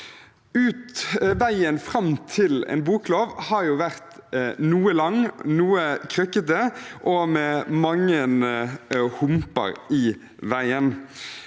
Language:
Norwegian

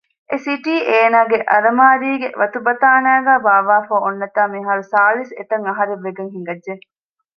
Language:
Divehi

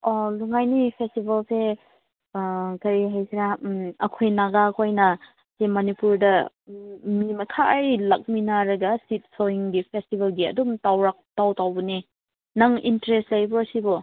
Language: Manipuri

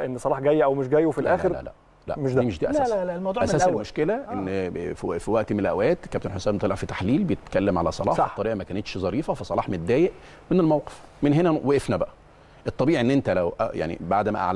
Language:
Arabic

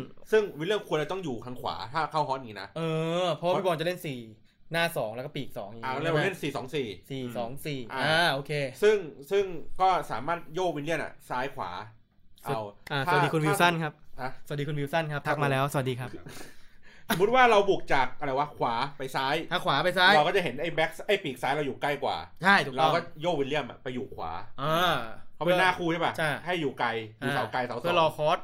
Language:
Thai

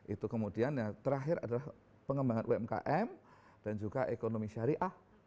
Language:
Indonesian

